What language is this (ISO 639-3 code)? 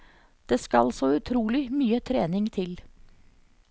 nor